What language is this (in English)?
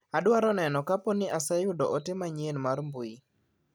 Luo (Kenya and Tanzania)